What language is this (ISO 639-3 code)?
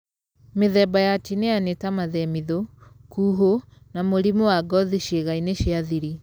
kik